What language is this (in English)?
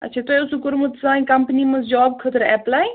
Kashmiri